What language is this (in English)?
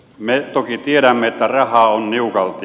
Finnish